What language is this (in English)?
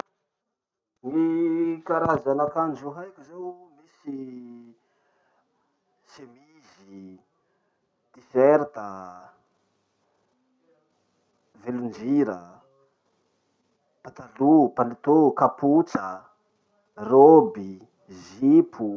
Masikoro Malagasy